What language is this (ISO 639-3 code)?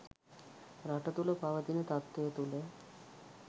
sin